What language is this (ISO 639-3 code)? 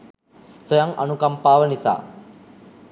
sin